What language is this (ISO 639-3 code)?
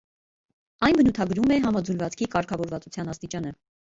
hye